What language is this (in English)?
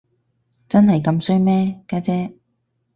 Cantonese